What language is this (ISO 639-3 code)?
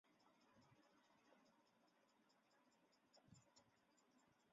zho